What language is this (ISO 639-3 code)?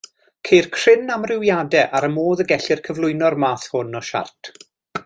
cym